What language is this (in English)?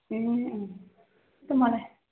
Nepali